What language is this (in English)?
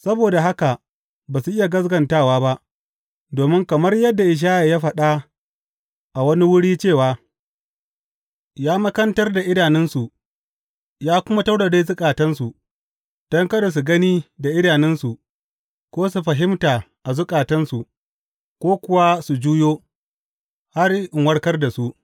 Hausa